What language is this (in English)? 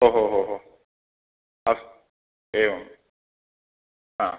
Sanskrit